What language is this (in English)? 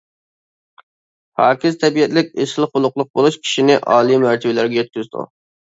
Uyghur